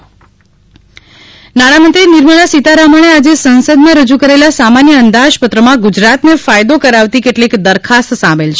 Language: Gujarati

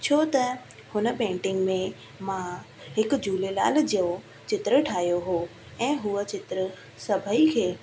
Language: Sindhi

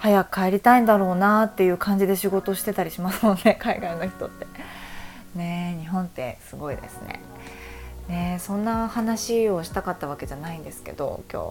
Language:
Japanese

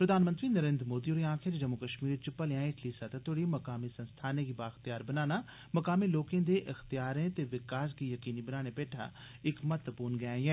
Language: Dogri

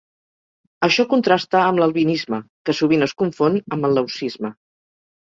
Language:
Catalan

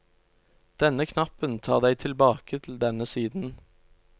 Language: Norwegian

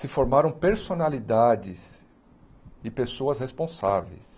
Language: Portuguese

